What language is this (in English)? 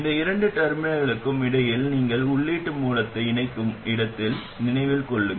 Tamil